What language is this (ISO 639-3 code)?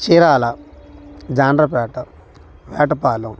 tel